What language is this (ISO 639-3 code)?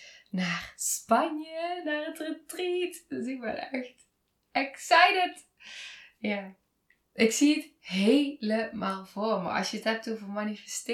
nld